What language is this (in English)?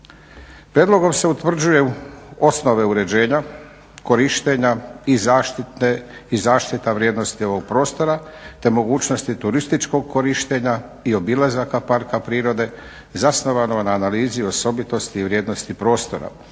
Croatian